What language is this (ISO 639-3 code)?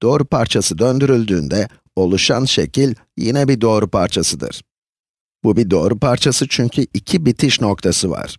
tur